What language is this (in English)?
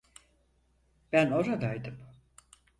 Turkish